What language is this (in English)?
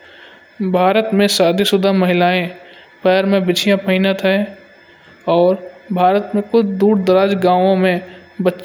Kanauji